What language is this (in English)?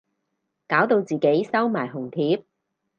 Cantonese